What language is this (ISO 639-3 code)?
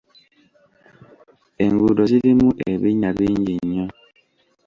lug